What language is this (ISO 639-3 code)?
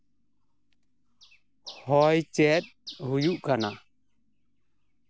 sat